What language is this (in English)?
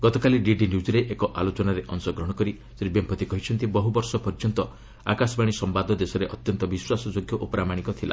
Odia